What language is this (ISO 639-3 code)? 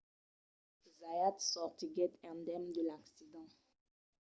oci